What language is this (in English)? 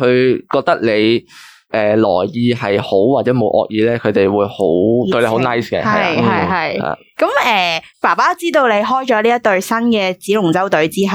Chinese